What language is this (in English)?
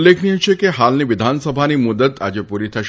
Gujarati